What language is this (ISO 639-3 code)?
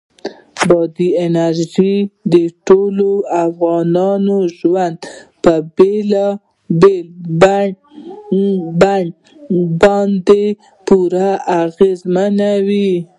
pus